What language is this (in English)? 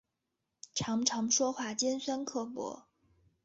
Chinese